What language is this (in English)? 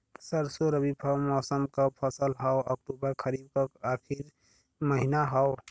Bhojpuri